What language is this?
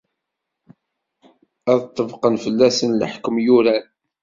Kabyle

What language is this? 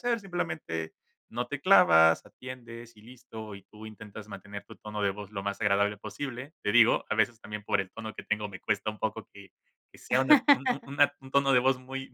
Spanish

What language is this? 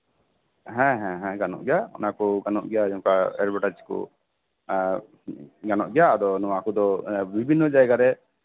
Santali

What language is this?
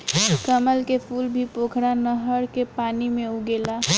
Bhojpuri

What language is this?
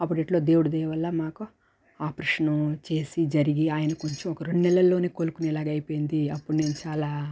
Telugu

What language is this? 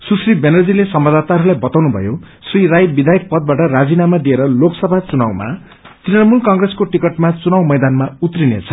Nepali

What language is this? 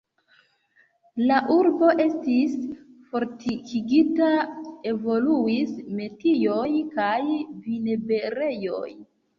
Esperanto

